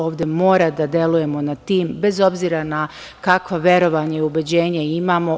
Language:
Serbian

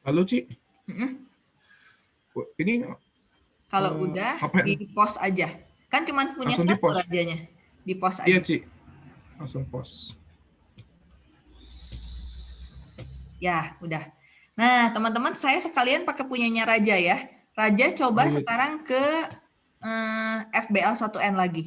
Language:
Indonesian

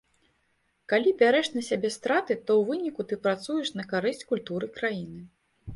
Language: Belarusian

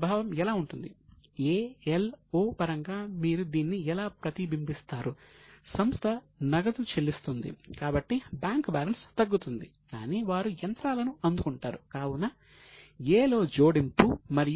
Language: Telugu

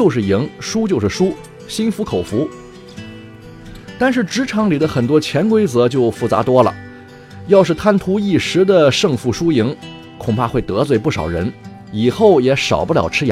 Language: Chinese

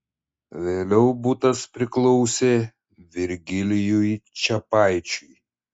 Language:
Lithuanian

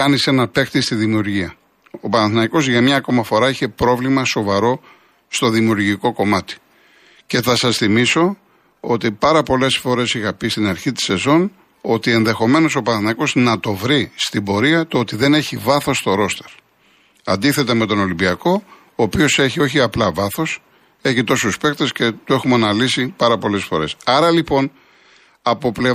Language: Greek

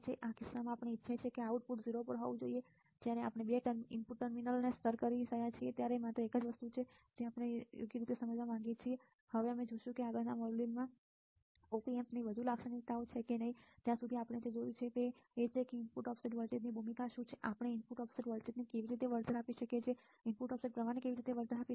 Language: Gujarati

